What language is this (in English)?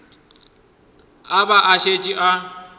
Northern Sotho